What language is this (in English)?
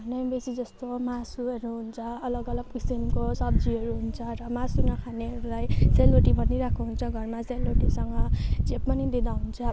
Nepali